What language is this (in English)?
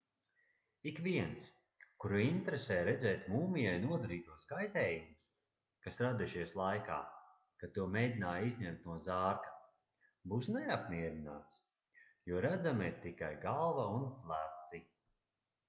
Latvian